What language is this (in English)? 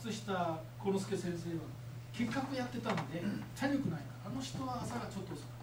Japanese